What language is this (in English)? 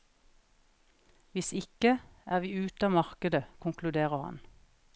Norwegian